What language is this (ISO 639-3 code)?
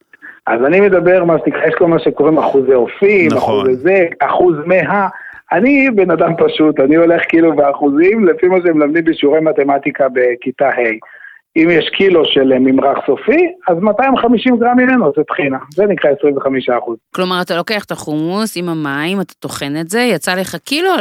heb